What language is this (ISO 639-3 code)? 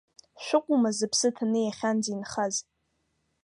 abk